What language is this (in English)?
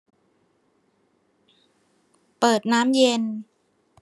Thai